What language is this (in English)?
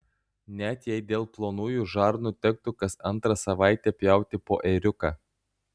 Lithuanian